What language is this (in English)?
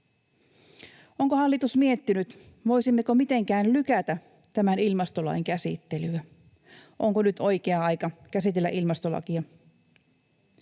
Finnish